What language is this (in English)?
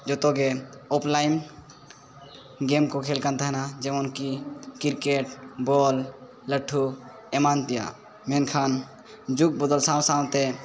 Santali